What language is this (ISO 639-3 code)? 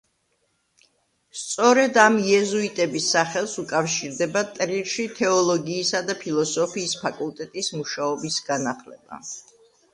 kat